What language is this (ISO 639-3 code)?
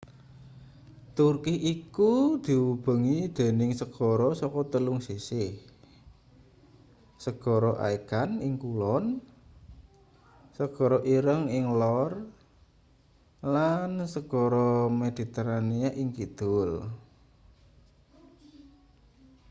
jav